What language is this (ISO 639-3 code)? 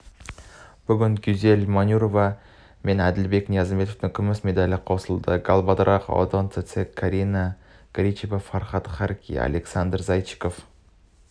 kaz